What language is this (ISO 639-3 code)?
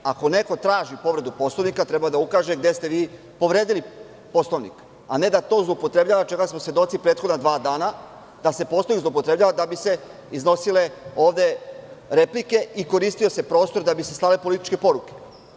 srp